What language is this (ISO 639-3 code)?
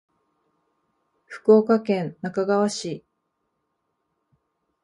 jpn